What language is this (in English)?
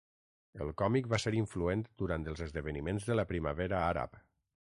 Catalan